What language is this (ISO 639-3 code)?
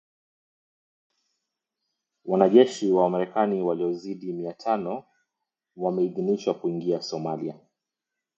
swa